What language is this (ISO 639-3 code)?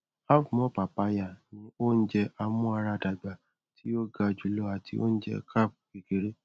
yor